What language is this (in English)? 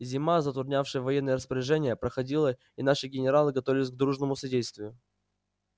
Russian